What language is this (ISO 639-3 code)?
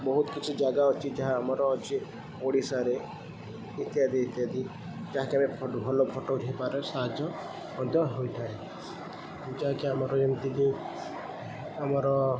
ori